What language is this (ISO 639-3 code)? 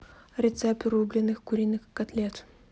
rus